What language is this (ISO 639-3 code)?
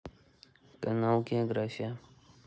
rus